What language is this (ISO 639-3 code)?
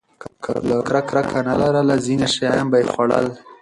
pus